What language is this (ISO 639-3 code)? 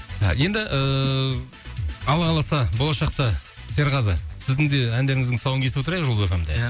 kaz